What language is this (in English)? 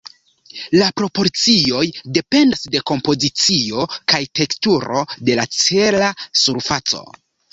Esperanto